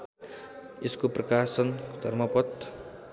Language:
Nepali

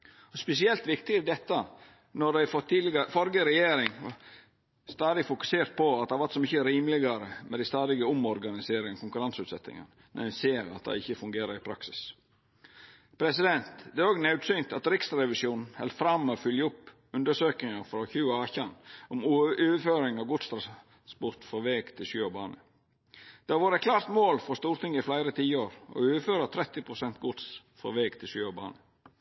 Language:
Norwegian Nynorsk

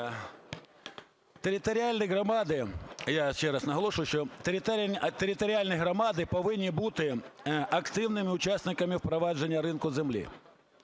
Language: Ukrainian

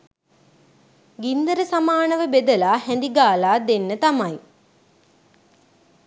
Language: Sinhala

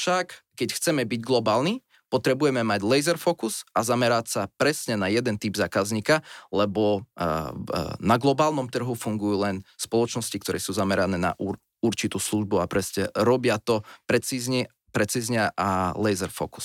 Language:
Slovak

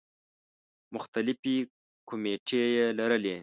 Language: Pashto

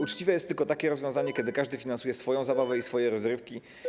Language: Polish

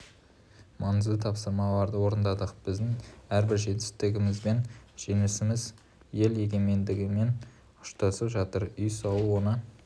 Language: Kazakh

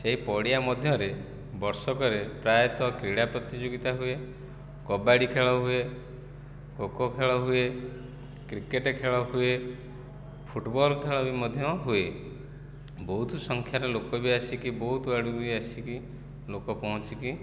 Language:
Odia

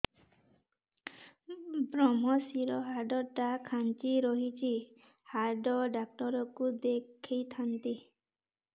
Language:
Odia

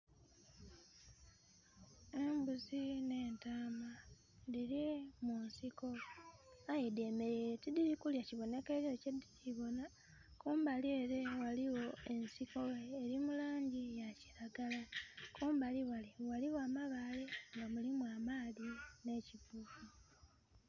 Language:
Soga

